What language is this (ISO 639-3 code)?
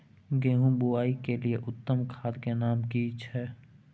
mai